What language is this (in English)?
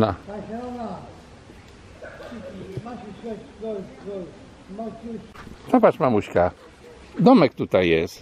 Polish